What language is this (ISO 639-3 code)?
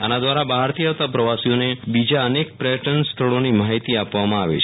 guj